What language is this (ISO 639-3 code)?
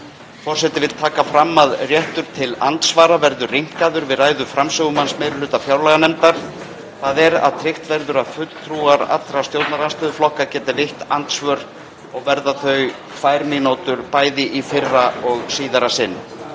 isl